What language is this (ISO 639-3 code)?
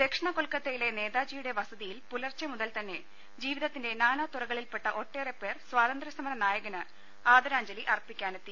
mal